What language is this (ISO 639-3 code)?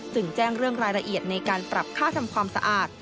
tha